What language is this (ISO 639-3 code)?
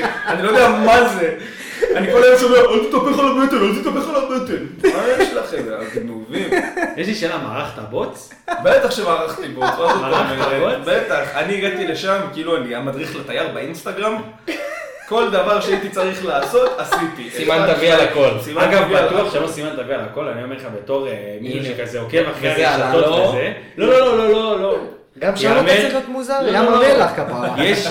heb